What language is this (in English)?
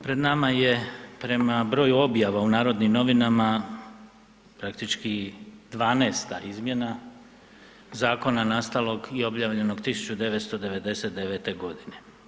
Croatian